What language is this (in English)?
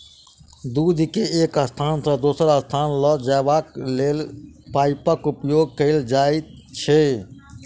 Maithili